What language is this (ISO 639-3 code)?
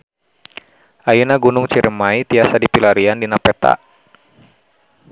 sun